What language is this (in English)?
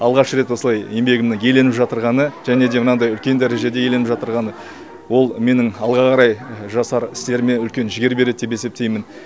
Kazakh